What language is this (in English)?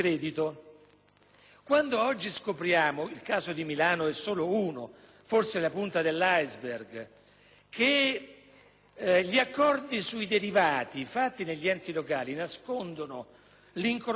Italian